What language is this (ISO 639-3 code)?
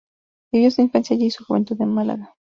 spa